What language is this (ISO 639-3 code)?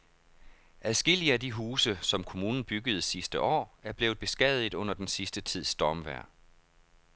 dan